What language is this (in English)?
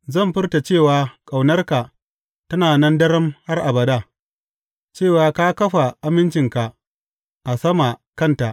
Hausa